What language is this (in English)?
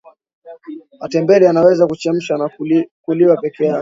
Swahili